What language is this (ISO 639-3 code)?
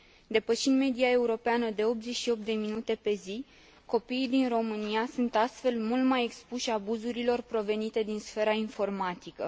ron